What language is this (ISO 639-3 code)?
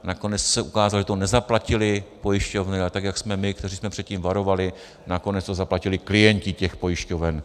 ces